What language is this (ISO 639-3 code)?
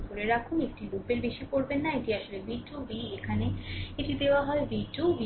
ben